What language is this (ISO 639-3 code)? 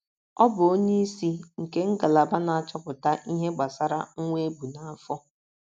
ibo